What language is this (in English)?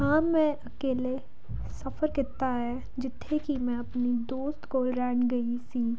Punjabi